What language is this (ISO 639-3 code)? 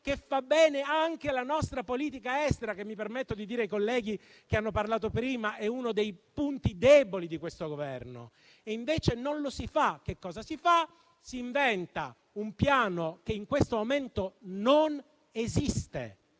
ita